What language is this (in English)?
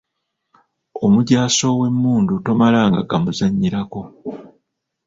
Ganda